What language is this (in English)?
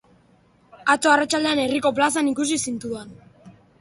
Basque